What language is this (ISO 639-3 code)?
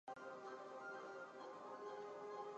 zho